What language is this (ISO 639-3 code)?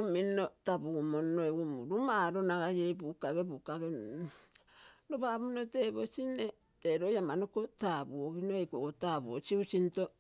buo